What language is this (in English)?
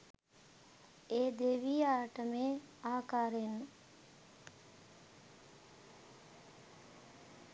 Sinhala